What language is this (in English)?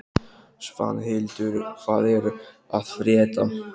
Icelandic